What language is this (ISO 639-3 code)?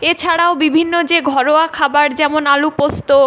ben